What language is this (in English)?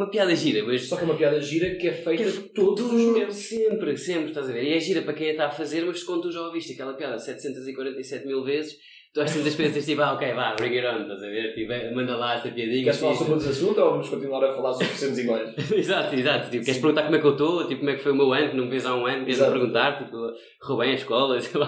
Portuguese